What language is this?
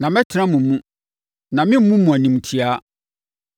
Akan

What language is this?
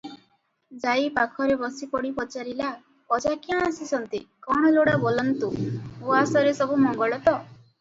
Odia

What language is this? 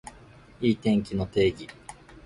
Japanese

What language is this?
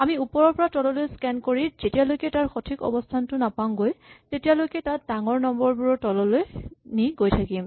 Assamese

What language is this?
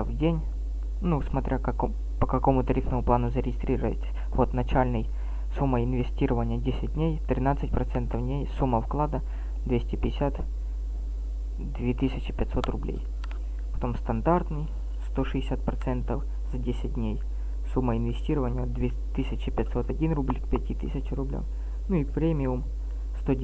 Russian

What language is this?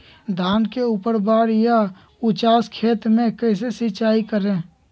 Magahi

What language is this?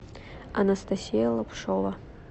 Russian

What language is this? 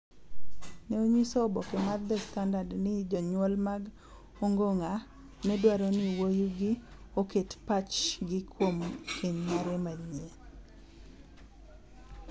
Luo (Kenya and Tanzania)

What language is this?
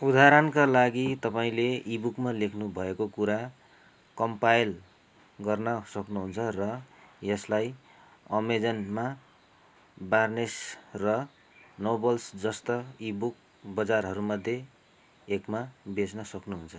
Nepali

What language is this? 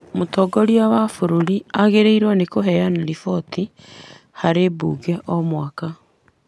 Kikuyu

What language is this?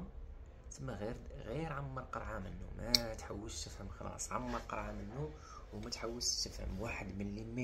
Arabic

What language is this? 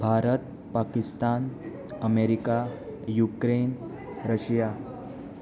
Konkani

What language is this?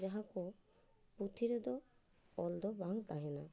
Santali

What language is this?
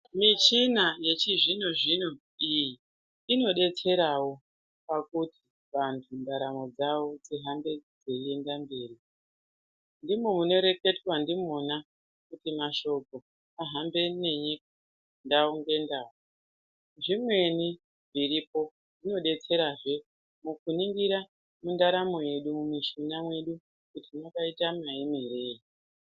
Ndau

